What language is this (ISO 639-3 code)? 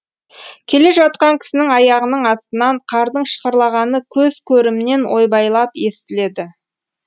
kaz